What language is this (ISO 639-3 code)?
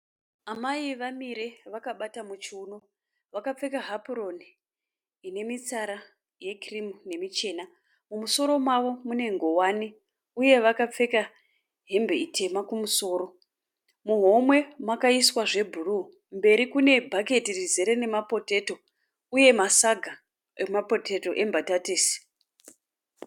sna